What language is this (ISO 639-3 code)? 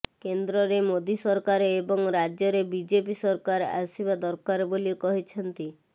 ori